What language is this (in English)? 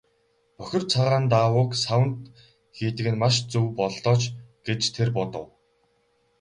Mongolian